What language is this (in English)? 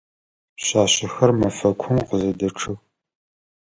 Adyghe